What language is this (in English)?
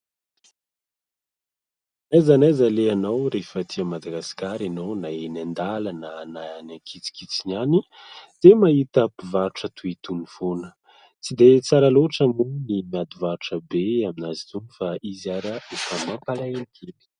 Malagasy